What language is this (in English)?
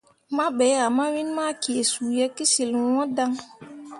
Mundang